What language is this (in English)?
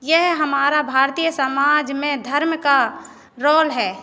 Hindi